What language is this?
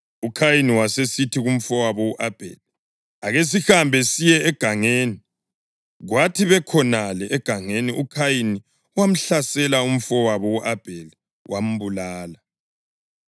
North Ndebele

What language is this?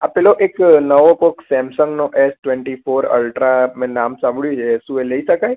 Gujarati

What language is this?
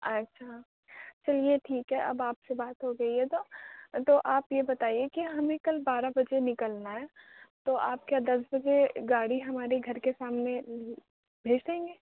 Urdu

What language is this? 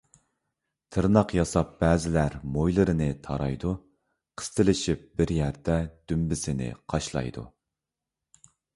Uyghur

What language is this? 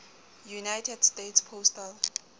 Southern Sotho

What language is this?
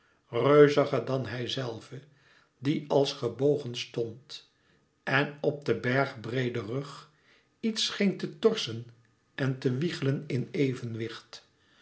Dutch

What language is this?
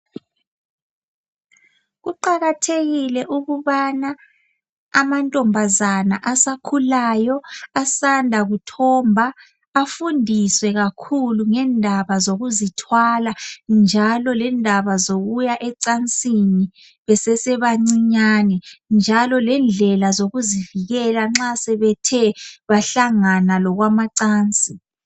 North Ndebele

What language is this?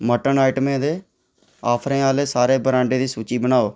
Dogri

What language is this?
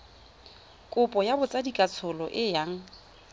Tswana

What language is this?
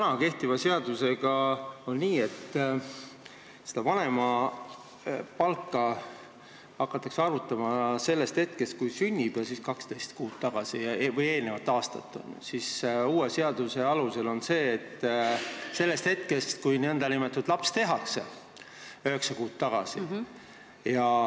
Estonian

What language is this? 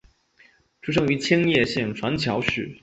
Chinese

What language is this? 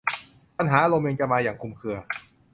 Thai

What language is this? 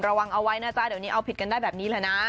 Thai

